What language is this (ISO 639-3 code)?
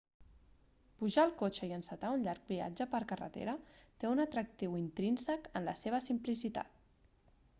cat